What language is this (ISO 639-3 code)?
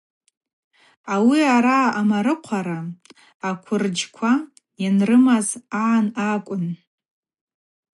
abq